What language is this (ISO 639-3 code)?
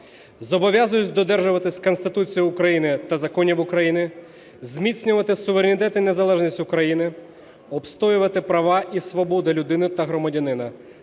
ukr